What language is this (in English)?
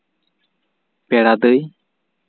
Santali